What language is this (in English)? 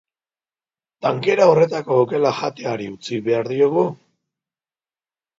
Basque